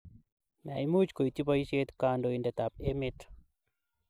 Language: Kalenjin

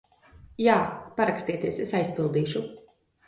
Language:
Latvian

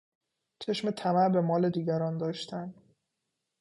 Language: Persian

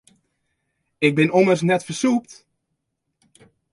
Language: Western Frisian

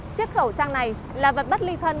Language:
Vietnamese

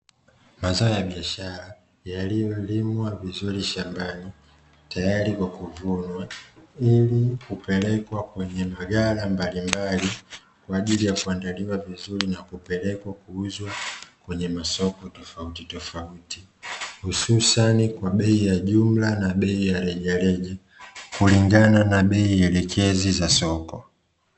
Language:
Swahili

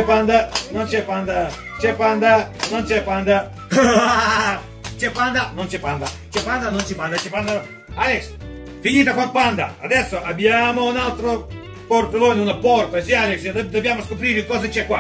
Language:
Italian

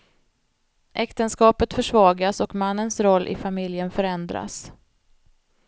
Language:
Swedish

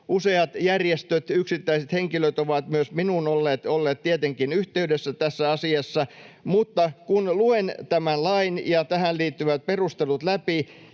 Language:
Finnish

